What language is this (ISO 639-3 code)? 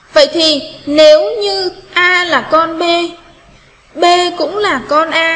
vie